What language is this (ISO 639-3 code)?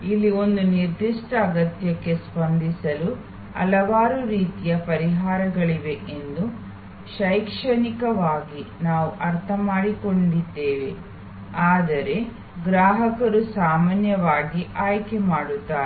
kan